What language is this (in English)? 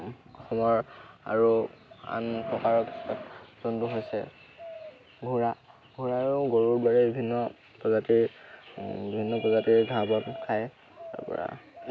Assamese